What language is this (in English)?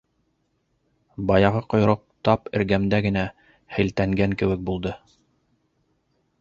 Bashkir